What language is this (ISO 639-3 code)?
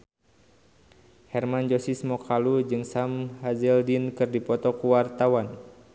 sun